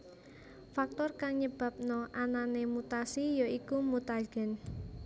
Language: Javanese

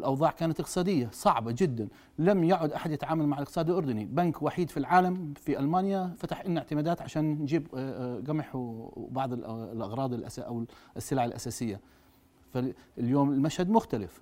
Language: Arabic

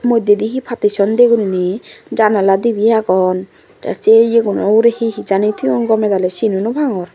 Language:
Chakma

